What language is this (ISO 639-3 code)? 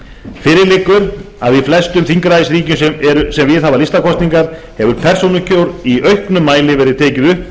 isl